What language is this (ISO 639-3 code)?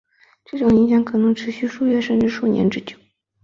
zho